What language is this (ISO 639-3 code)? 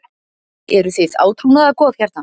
isl